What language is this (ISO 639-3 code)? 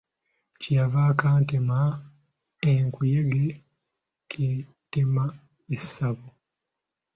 lug